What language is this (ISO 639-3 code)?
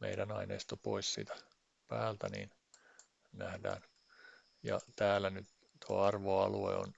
fin